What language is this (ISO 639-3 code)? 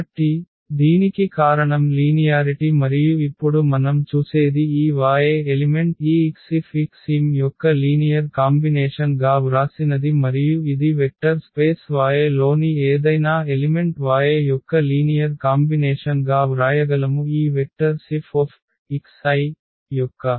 tel